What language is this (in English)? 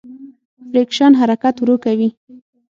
Pashto